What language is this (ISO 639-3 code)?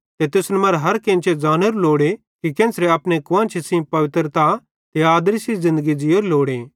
bhd